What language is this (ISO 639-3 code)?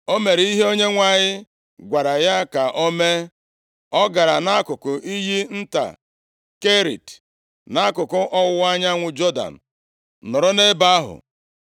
ibo